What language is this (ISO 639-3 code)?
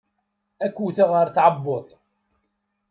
kab